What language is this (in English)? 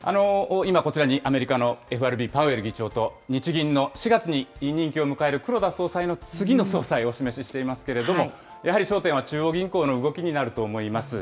Japanese